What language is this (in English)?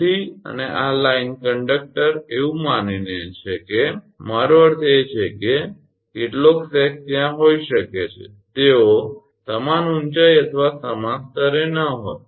Gujarati